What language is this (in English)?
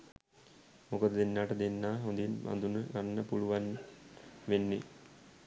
Sinhala